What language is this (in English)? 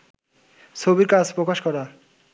Bangla